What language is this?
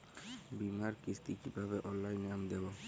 Bangla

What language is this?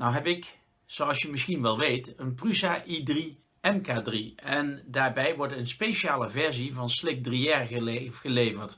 Dutch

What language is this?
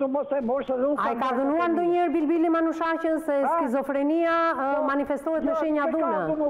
Romanian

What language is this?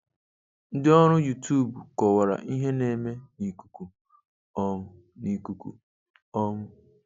Igbo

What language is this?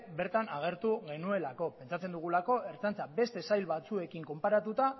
Basque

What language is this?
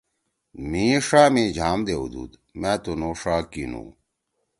Torwali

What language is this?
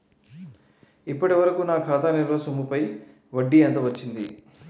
Telugu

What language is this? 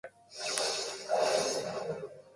Japanese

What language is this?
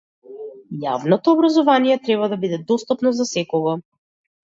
Macedonian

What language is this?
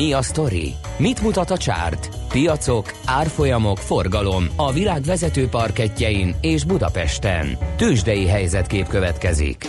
Hungarian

